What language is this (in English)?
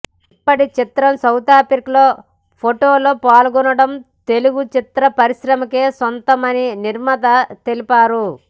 Telugu